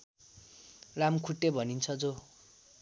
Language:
Nepali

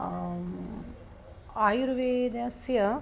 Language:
Sanskrit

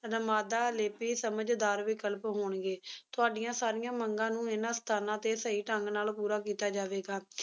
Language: Punjabi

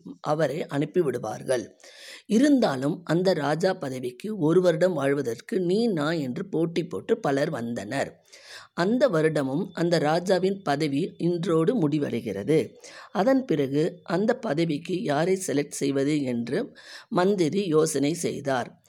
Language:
Tamil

